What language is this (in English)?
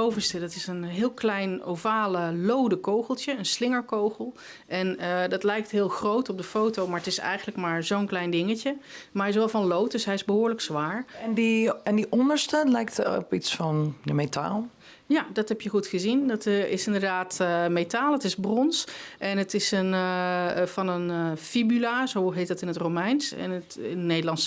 Dutch